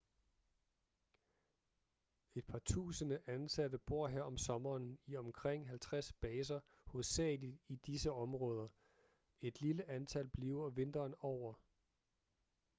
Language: Danish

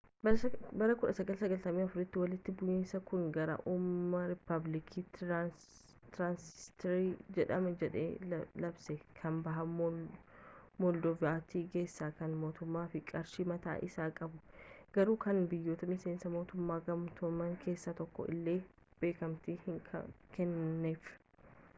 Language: Oromo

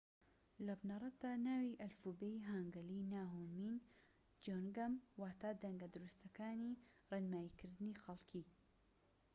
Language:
Central Kurdish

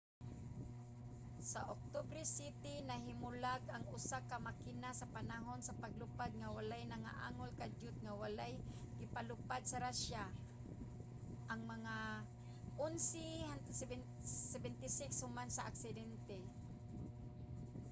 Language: Cebuano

